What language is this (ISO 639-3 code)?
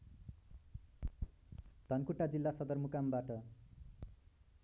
nep